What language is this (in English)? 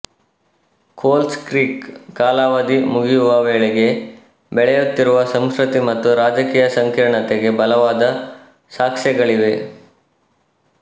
Kannada